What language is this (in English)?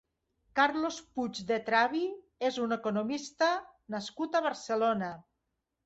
Catalan